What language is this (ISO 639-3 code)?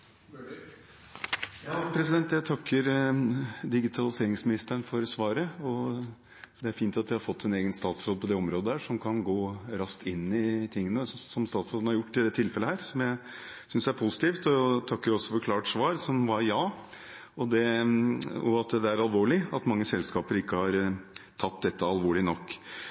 nob